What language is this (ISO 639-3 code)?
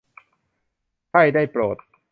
tha